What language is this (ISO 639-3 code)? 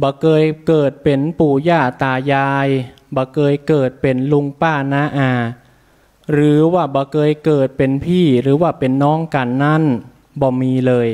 tha